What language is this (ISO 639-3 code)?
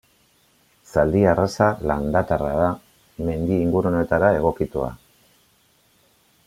eus